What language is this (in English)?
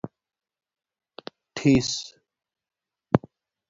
Domaaki